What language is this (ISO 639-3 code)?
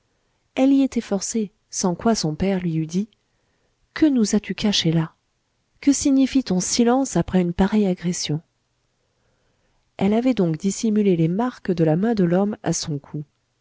fra